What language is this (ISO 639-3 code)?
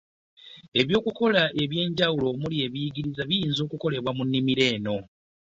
lug